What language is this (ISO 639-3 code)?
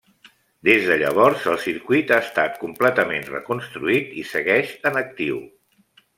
cat